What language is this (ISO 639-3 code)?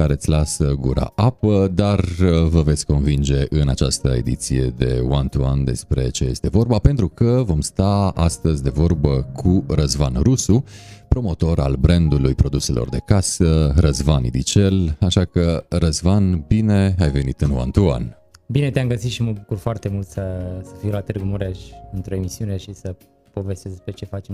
ron